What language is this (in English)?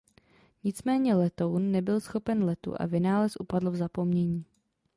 Czech